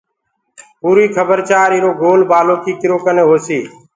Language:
Gurgula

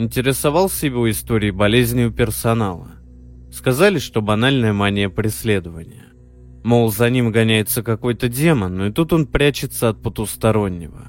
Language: Russian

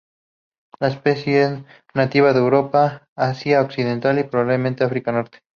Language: Spanish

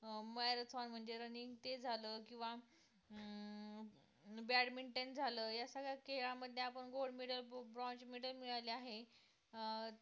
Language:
Marathi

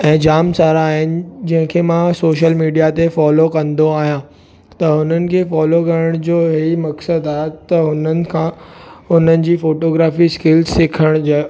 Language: Sindhi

